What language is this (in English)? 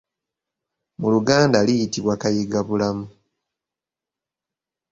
Ganda